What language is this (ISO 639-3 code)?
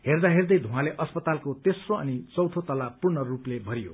nep